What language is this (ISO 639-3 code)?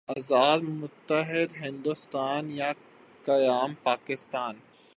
urd